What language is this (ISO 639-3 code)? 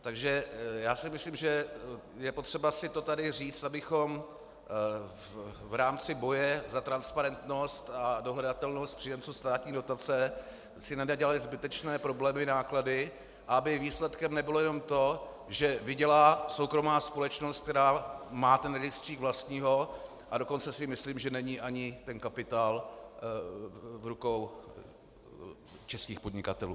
ces